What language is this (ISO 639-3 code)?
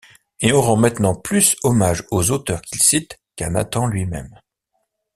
fra